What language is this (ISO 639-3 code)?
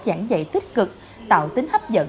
vie